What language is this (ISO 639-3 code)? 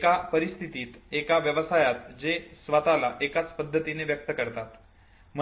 mar